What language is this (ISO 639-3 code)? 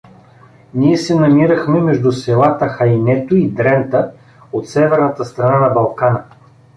bul